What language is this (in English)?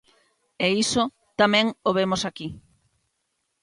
Galician